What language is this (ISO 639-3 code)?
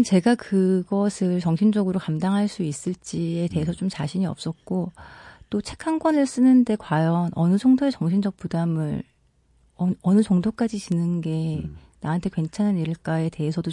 kor